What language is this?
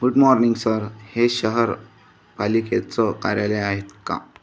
Marathi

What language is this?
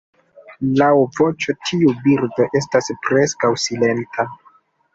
Esperanto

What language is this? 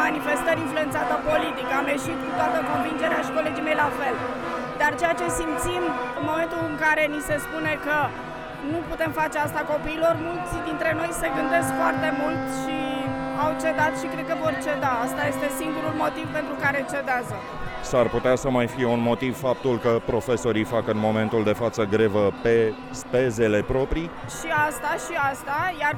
Romanian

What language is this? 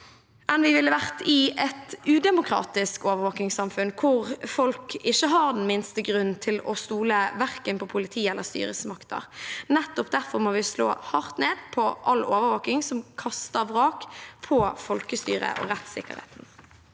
Norwegian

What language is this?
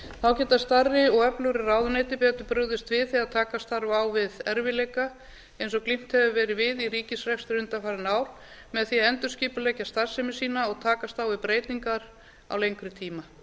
Icelandic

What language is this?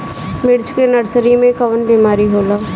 Bhojpuri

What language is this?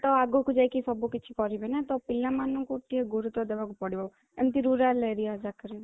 Odia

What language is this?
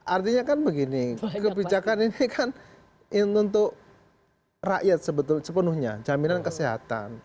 Indonesian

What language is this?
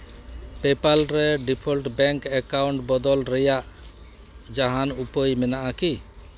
Santali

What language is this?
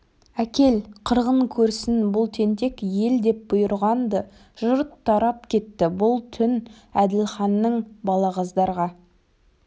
Kazakh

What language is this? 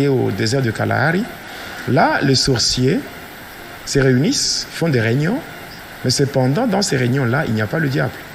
French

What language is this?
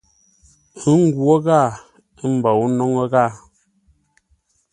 Ngombale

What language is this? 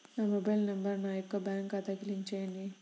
Telugu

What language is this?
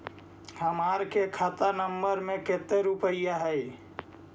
Magahi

